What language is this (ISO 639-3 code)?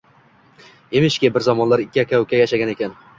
uzb